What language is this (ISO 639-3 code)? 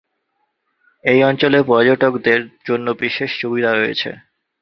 ben